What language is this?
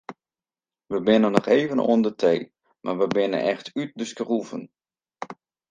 Western Frisian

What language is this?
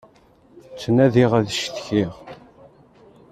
Kabyle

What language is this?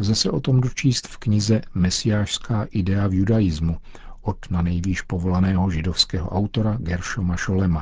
Czech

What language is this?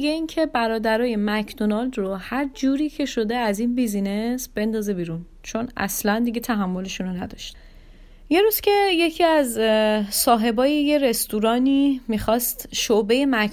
Persian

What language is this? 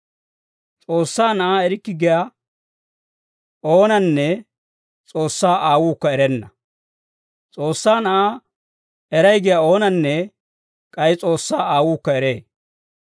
Dawro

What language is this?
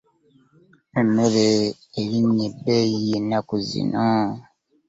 Ganda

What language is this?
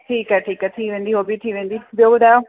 Sindhi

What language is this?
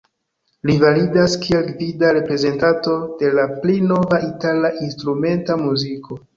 Esperanto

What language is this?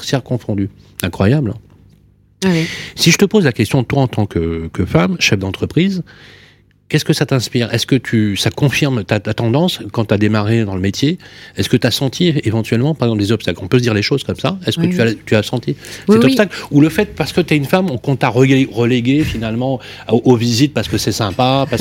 French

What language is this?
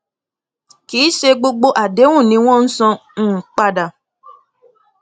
Yoruba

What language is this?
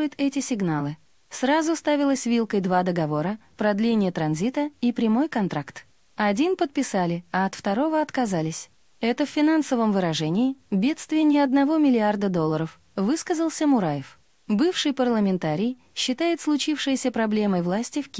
Russian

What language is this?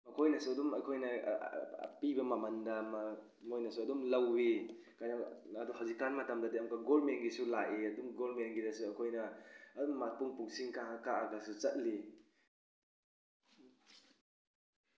Manipuri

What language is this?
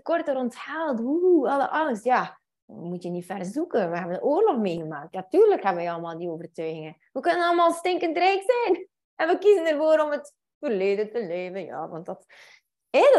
Dutch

